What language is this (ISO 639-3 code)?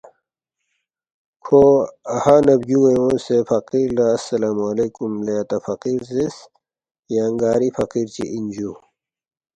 bft